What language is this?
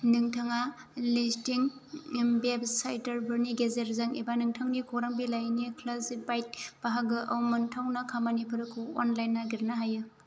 Bodo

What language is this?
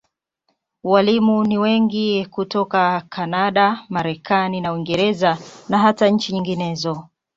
Swahili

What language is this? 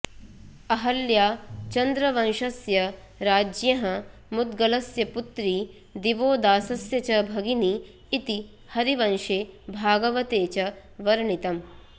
Sanskrit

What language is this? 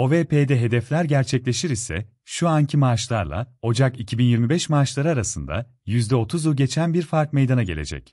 Turkish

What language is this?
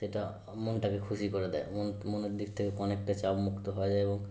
Bangla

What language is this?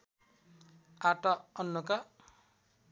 Nepali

